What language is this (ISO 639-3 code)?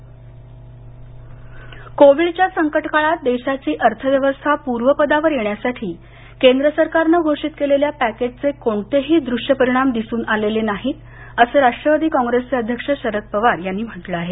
mar